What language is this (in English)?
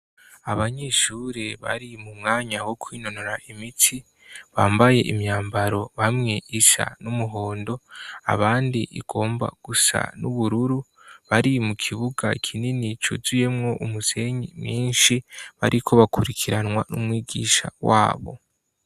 Rundi